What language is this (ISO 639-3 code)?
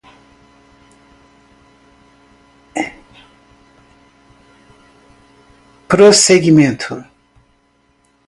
por